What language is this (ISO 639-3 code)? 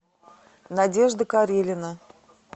rus